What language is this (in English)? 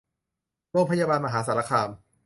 Thai